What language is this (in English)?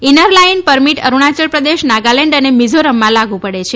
Gujarati